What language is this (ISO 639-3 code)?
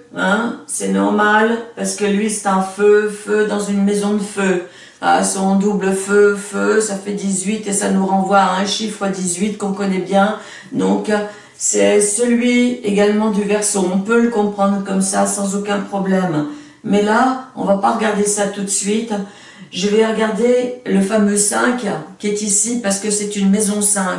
fra